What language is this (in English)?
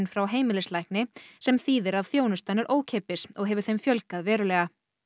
Icelandic